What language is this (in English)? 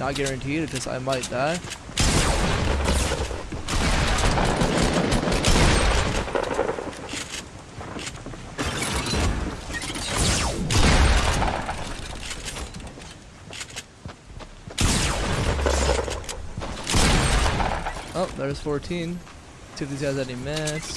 English